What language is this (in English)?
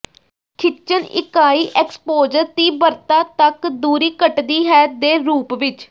Punjabi